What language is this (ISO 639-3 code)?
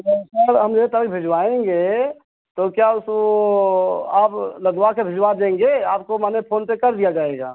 hin